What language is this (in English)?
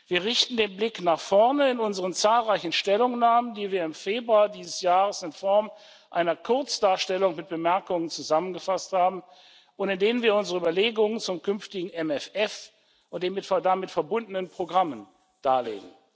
German